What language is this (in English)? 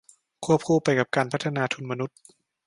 Thai